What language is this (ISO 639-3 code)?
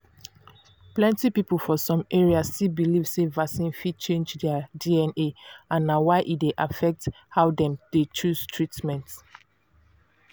pcm